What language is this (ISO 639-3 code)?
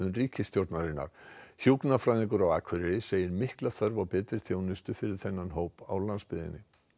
isl